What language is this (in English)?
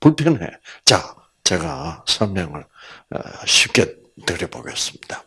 Korean